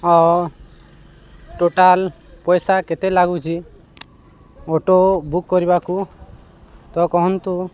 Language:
Odia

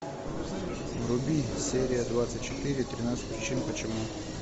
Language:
Russian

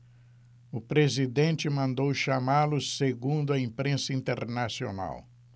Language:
Portuguese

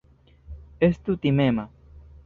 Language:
Esperanto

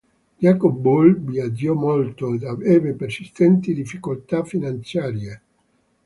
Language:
Italian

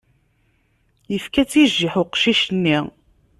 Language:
Kabyle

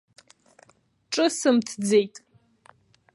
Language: Abkhazian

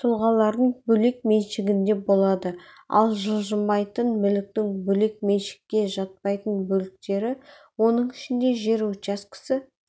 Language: Kazakh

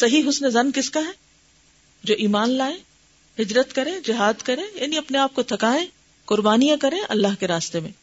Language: Urdu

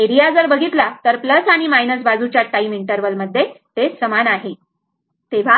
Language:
Marathi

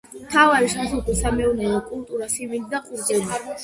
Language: Georgian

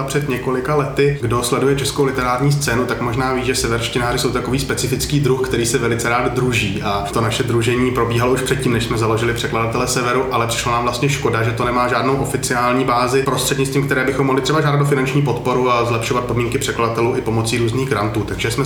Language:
Czech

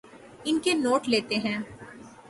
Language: Urdu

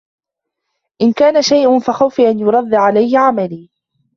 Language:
Arabic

